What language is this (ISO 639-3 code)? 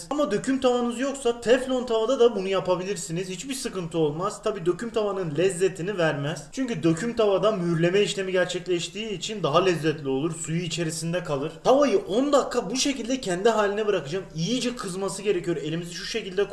tur